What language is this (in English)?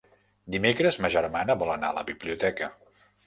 Catalan